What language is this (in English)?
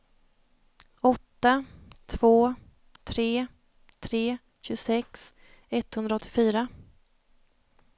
Swedish